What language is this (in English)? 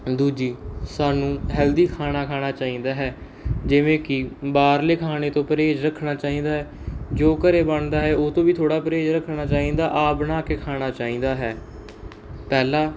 Punjabi